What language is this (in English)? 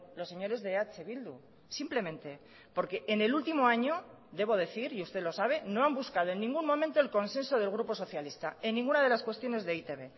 Spanish